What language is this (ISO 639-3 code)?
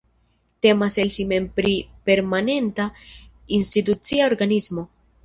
epo